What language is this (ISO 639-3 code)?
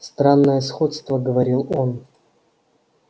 rus